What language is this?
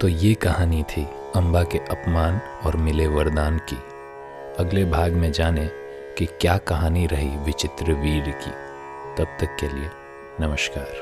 Hindi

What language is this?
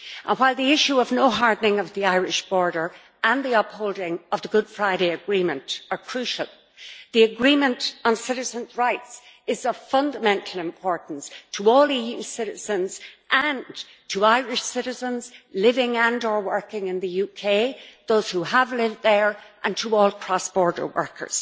English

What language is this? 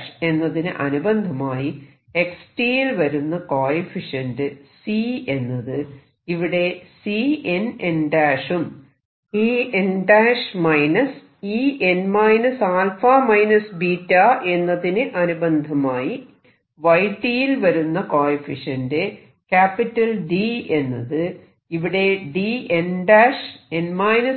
Malayalam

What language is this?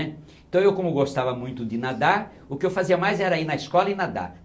Portuguese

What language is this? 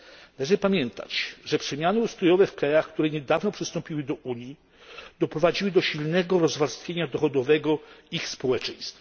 Polish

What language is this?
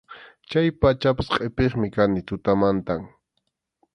Arequipa-La Unión Quechua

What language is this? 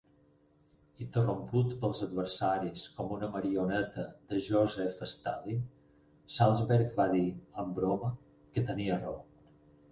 Catalan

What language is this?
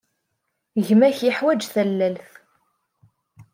Kabyle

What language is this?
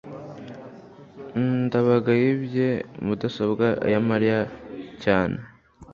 Kinyarwanda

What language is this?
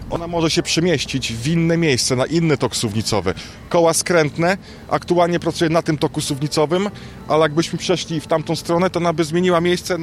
Polish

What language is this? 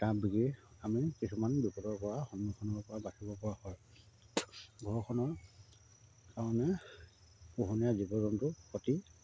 Assamese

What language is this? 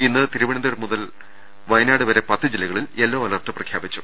Malayalam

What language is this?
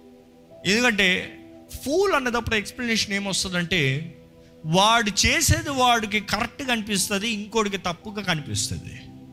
Telugu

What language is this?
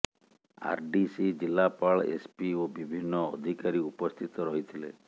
Odia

